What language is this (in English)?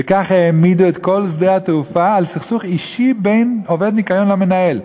Hebrew